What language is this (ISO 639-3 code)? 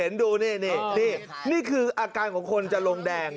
tha